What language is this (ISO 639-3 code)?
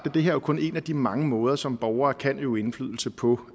dan